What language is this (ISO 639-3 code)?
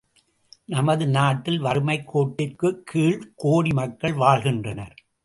tam